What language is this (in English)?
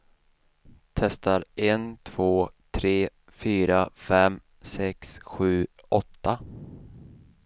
Swedish